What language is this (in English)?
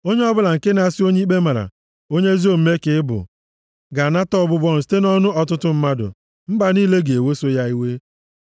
Igbo